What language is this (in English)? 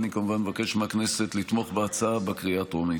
Hebrew